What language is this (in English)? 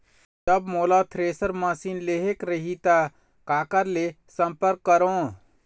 Chhattisgarhi